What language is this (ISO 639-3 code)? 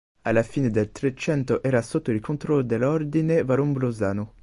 ita